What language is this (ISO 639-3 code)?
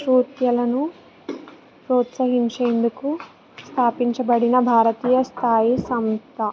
tel